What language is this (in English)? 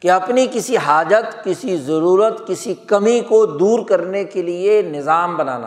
Urdu